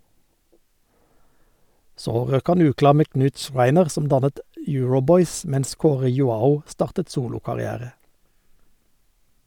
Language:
Norwegian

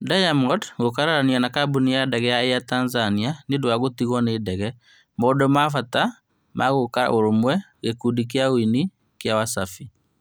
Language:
Kikuyu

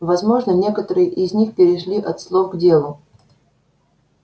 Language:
Russian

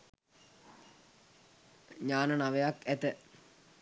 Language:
Sinhala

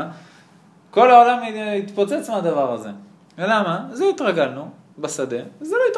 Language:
Hebrew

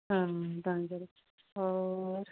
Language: Punjabi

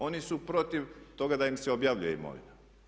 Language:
Croatian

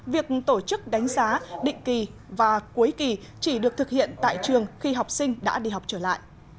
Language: Vietnamese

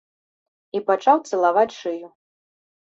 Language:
Belarusian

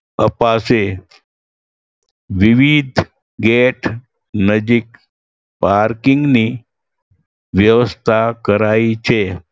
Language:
Gujarati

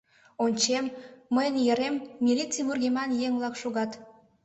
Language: Mari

